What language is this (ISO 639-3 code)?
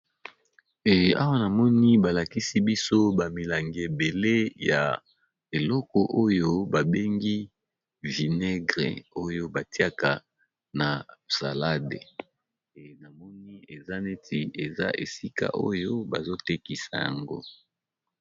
lin